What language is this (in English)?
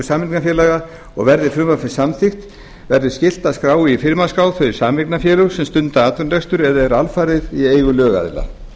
Icelandic